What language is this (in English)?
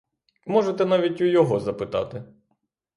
Ukrainian